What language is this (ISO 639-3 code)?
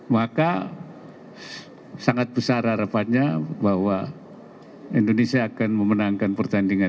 ind